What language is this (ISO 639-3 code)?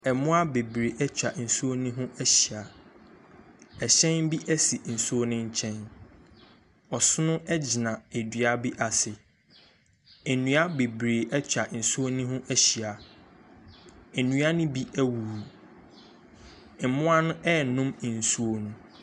aka